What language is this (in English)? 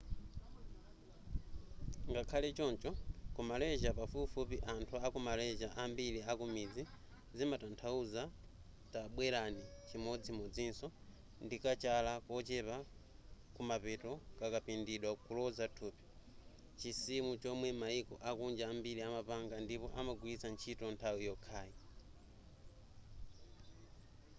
Nyanja